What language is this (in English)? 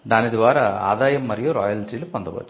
Telugu